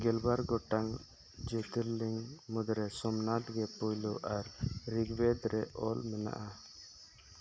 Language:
Santali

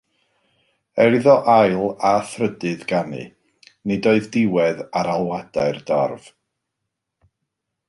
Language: Welsh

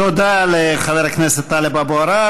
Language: Hebrew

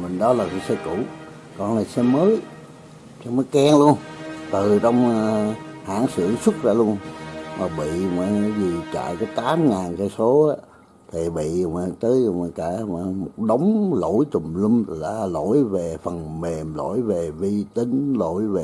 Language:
Vietnamese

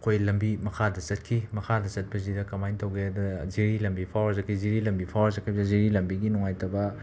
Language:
Manipuri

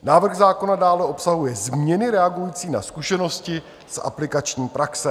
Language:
Czech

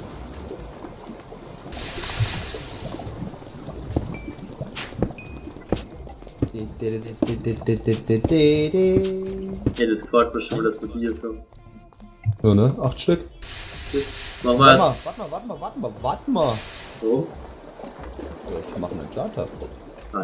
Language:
German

